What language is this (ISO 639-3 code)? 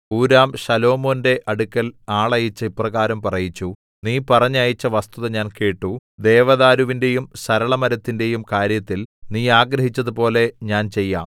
mal